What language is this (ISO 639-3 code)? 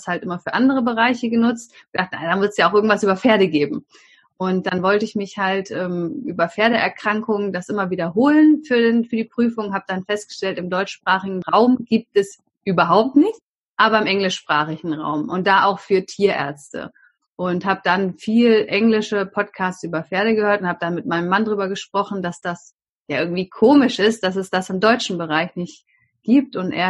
deu